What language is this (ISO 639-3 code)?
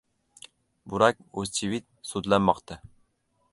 uzb